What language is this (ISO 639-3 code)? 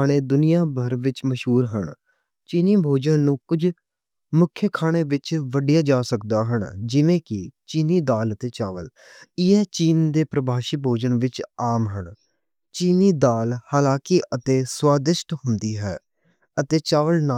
lah